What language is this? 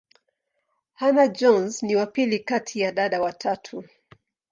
Swahili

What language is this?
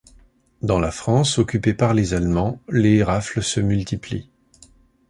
French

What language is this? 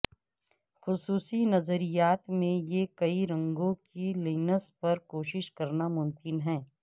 Urdu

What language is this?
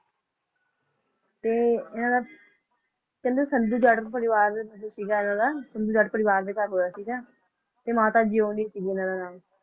Punjabi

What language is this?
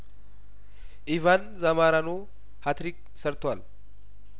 Amharic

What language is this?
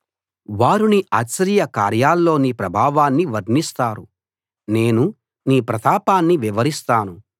Telugu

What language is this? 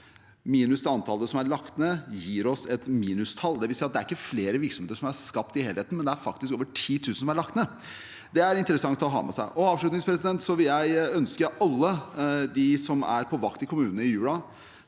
Norwegian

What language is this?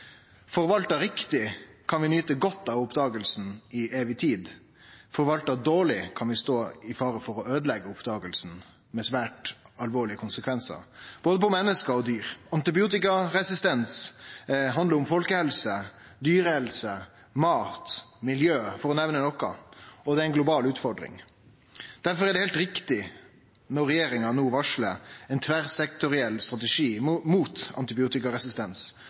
Norwegian Nynorsk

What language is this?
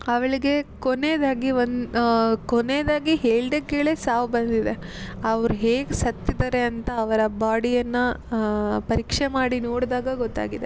Kannada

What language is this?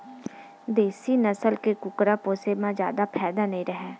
Chhattisgarhi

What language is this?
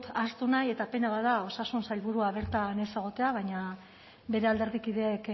Basque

